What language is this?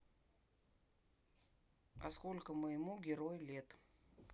Russian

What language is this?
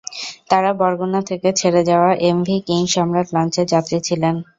Bangla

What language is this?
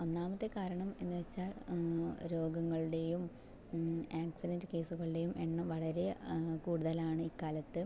Malayalam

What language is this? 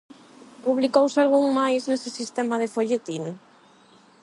Galician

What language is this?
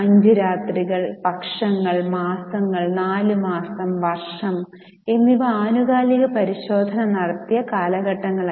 Malayalam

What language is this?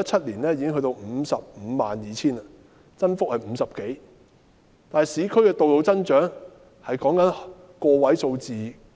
Cantonese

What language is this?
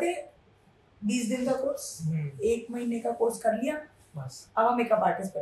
Hindi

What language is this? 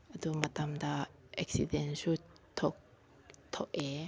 Manipuri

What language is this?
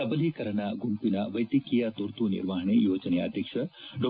Kannada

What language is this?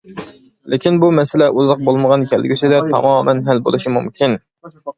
Uyghur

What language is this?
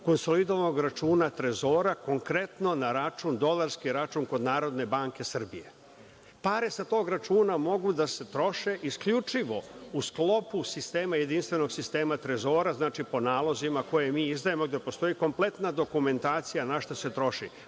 Serbian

